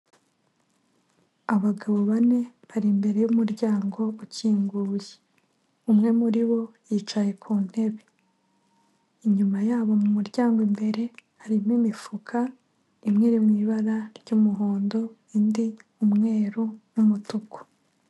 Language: Kinyarwanda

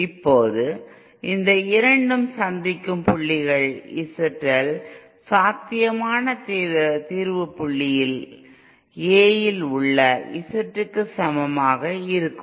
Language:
Tamil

